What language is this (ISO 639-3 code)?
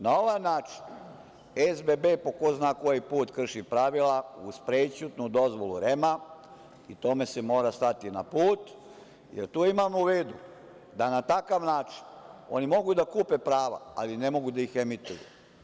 srp